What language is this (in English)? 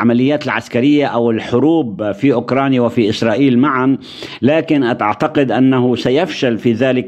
Arabic